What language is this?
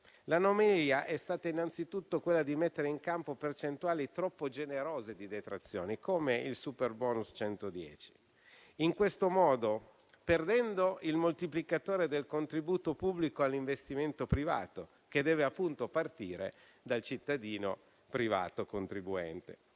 Italian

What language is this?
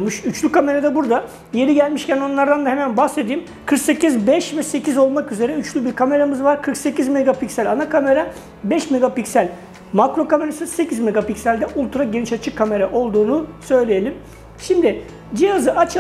Turkish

